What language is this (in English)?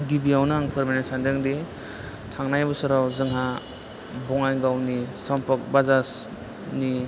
Bodo